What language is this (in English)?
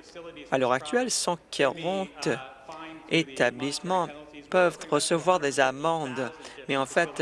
French